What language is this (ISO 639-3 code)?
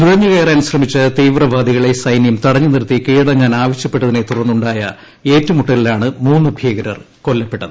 mal